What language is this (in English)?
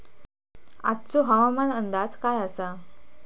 Marathi